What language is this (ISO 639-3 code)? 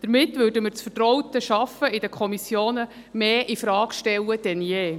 gsw